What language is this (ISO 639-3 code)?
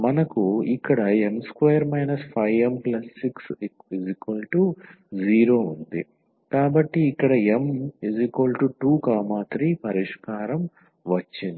tel